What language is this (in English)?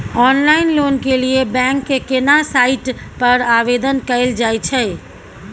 Maithili